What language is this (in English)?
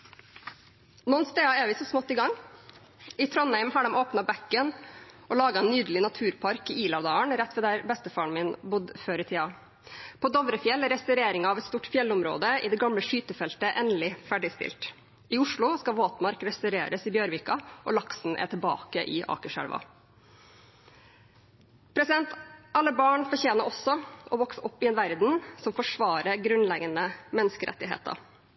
Norwegian Bokmål